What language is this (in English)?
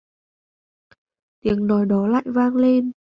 Vietnamese